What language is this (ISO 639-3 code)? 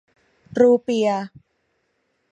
tha